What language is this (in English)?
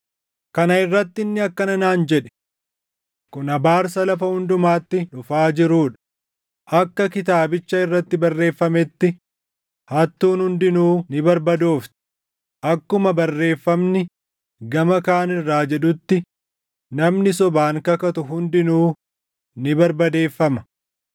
Oromo